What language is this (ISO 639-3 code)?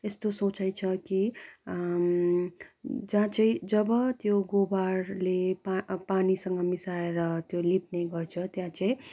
nep